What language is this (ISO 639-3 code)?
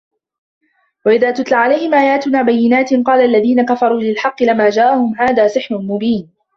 ara